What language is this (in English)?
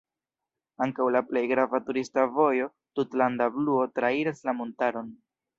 Esperanto